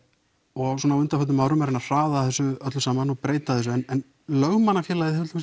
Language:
Icelandic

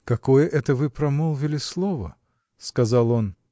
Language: Russian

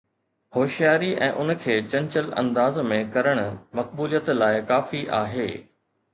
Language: Sindhi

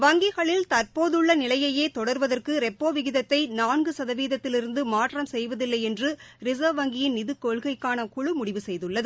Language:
Tamil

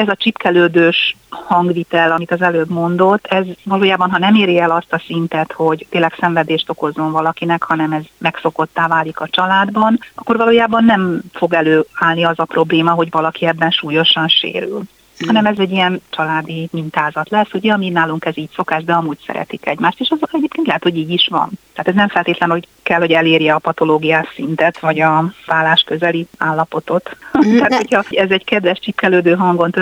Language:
Hungarian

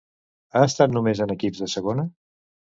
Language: Catalan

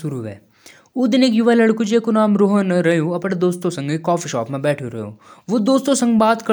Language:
Jaunsari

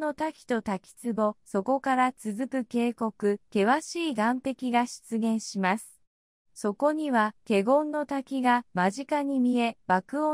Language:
Japanese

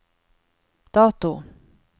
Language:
Norwegian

